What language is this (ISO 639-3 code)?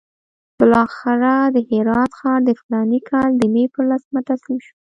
pus